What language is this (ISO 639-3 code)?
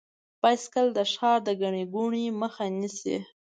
pus